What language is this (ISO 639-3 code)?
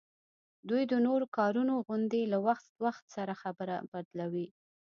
pus